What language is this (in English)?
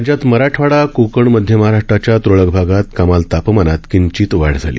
Marathi